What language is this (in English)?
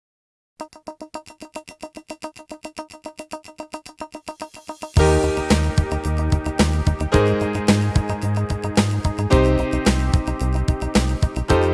Italian